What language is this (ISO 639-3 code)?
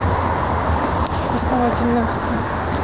rus